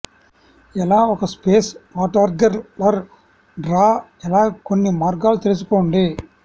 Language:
Telugu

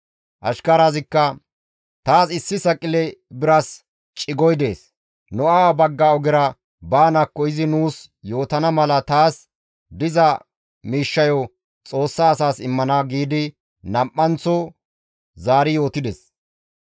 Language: Gamo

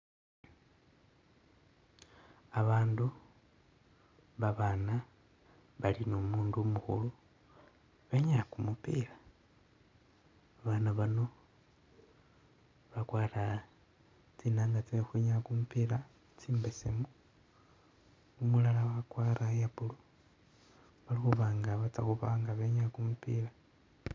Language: Masaaba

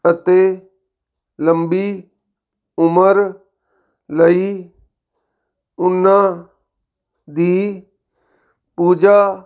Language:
Punjabi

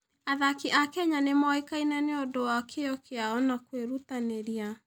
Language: Kikuyu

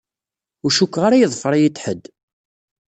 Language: Kabyle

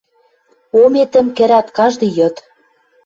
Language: Western Mari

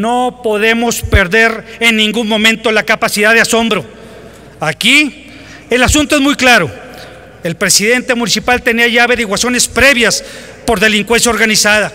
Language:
Spanish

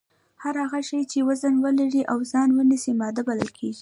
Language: Pashto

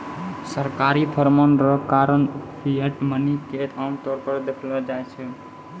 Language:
Maithili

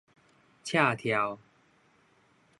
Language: Min Nan Chinese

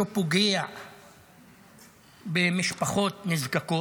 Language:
Hebrew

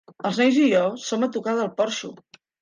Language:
Catalan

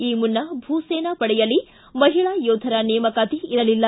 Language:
Kannada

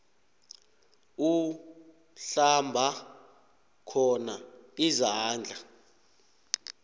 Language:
South Ndebele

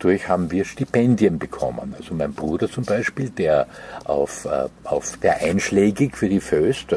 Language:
German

